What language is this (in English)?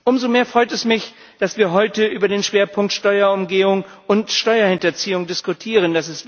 German